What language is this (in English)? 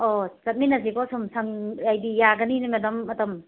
Manipuri